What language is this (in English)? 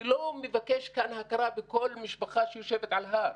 Hebrew